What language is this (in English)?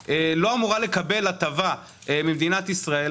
Hebrew